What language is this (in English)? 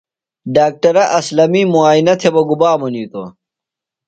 Phalura